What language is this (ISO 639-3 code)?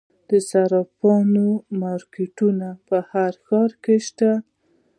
pus